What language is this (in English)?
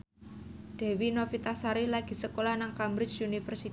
Javanese